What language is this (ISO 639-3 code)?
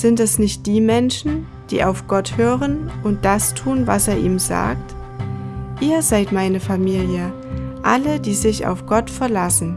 deu